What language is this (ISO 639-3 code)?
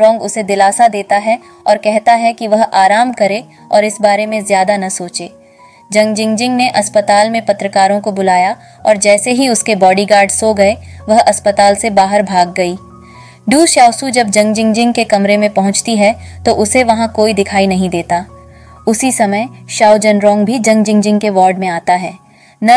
hin